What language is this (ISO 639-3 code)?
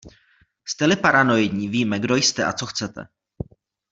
ces